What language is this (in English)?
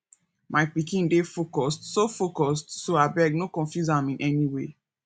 Nigerian Pidgin